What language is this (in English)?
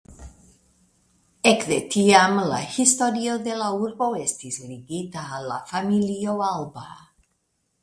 Esperanto